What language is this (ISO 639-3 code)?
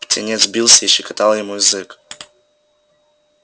rus